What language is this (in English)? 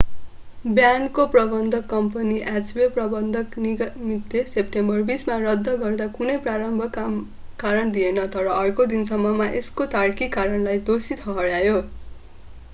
Nepali